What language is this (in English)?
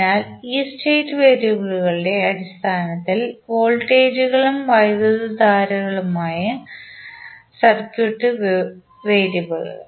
Malayalam